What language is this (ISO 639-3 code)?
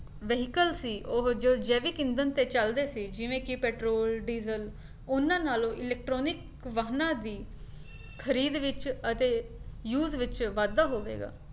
pan